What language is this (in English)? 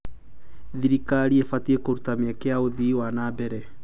Kikuyu